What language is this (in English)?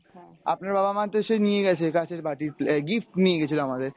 Bangla